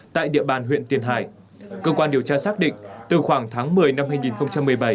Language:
Vietnamese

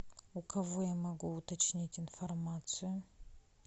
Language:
Russian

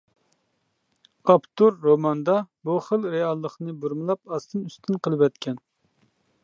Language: Uyghur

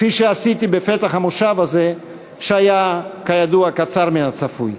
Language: Hebrew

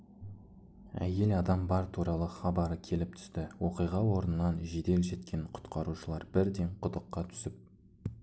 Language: Kazakh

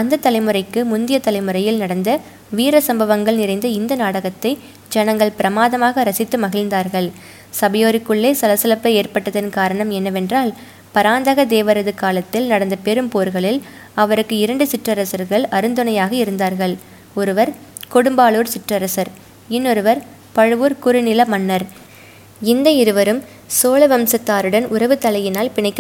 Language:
Tamil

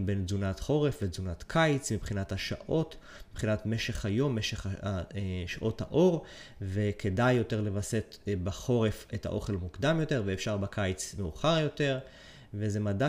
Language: Hebrew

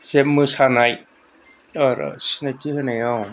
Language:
Bodo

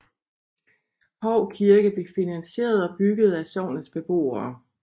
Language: Danish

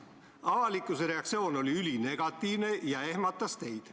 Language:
Estonian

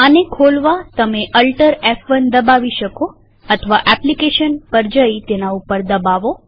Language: Gujarati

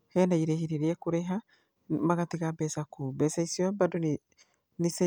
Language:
Kikuyu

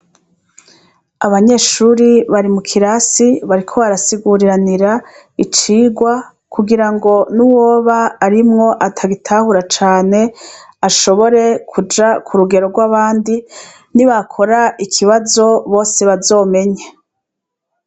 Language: Rundi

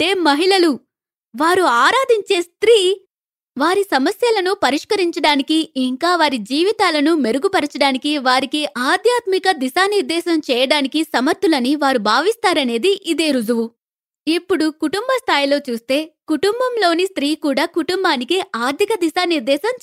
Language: Telugu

